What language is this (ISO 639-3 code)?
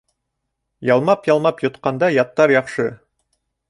bak